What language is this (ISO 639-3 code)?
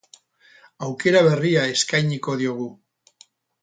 eus